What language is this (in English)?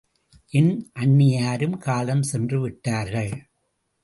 Tamil